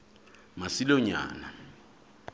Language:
Southern Sotho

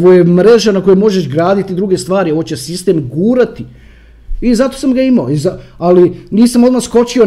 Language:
Croatian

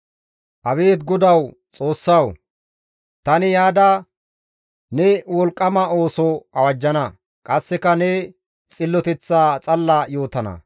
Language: Gamo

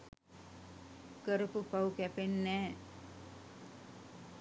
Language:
Sinhala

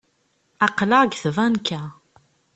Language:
Kabyle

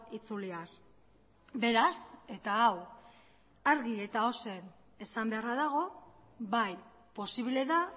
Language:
Basque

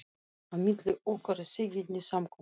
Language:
Icelandic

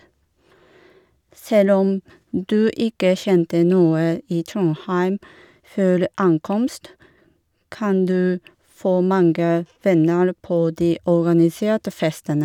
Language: Norwegian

